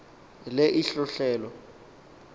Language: Xhosa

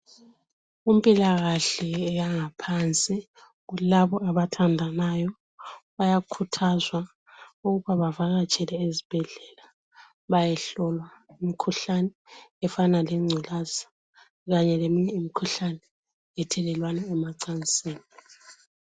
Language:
North Ndebele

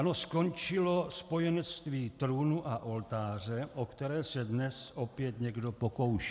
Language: Czech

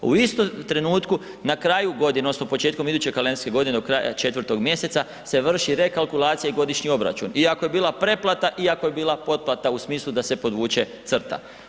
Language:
Croatian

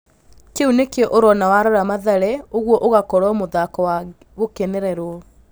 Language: Kikuyu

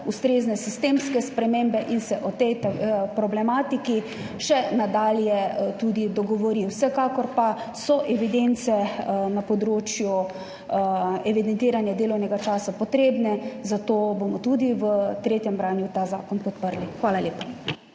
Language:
Slovenian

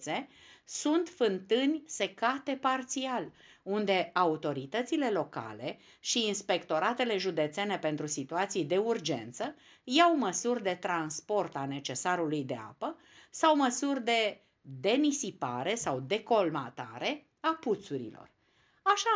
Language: Romanian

